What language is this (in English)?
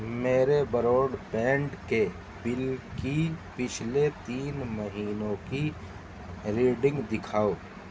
Urdu